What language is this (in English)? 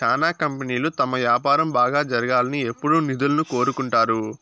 Telugu